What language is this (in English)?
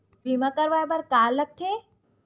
Chhattisgarhi